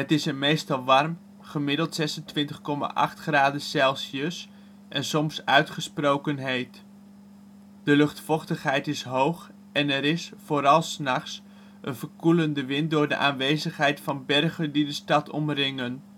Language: Dutch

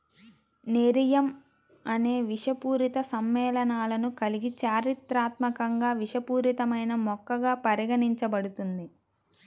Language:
Telugu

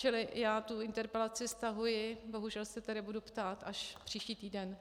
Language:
Czech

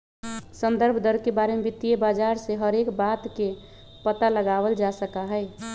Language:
Magahi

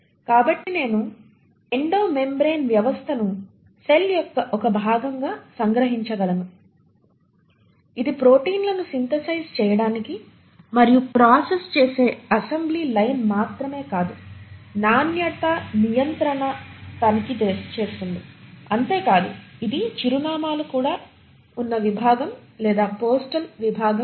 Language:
Telugu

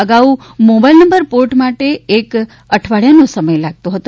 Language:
Gujarati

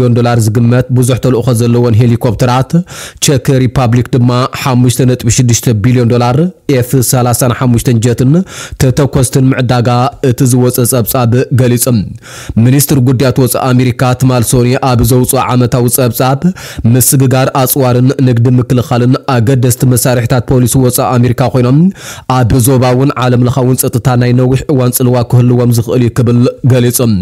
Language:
Arabic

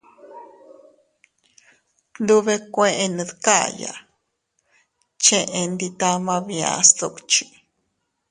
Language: Teutila Cuicatec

